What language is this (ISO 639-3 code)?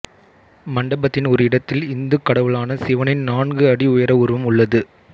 tam